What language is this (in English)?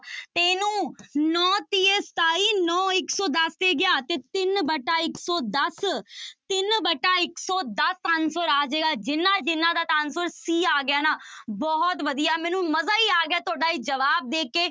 Punjabi